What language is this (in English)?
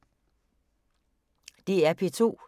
Danish